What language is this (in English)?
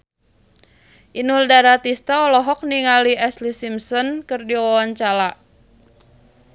Sundanese